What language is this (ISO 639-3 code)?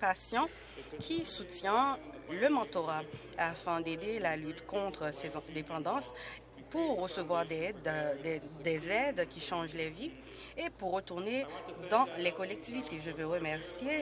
fra